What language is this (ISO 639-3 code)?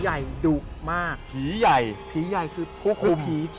tha